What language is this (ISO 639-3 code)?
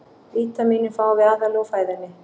isl